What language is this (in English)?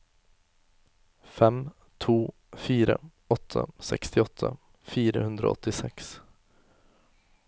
Norwegian